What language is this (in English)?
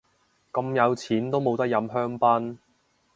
Cantonese